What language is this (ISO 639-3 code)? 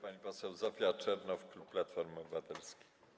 pol